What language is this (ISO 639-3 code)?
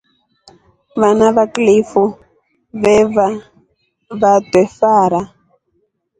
rof